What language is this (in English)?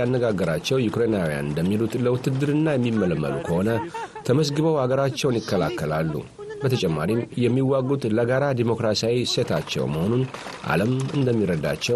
Amharic